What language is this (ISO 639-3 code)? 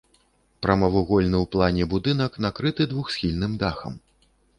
bel